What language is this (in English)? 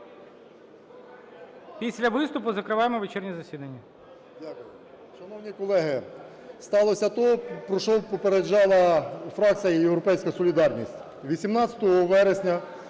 Ukrainian